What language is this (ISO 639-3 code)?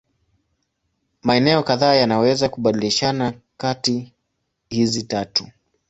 swa